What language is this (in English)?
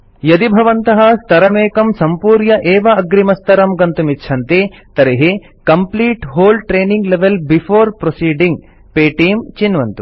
Sanskrit